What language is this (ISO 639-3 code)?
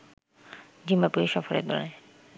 ben